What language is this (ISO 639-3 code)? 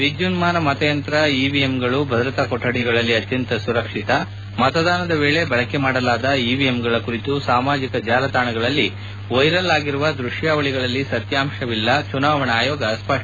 kan